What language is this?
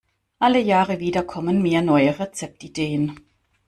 German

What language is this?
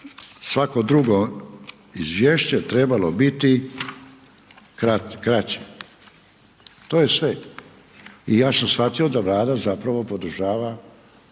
Croatian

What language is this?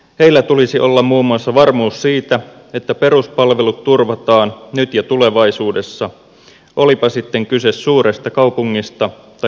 Finnish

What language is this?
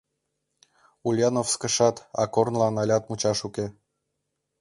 Mari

